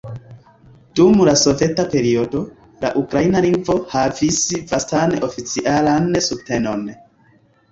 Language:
Esperanto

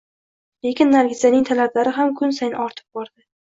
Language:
Uzbek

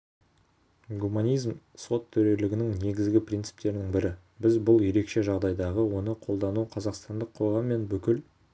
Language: Kazakh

